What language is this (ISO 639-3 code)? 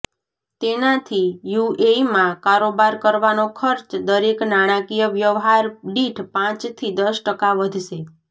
guj